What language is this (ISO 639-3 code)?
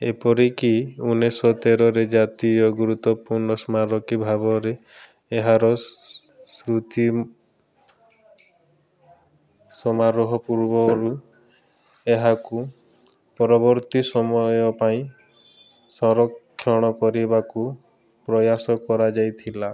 ori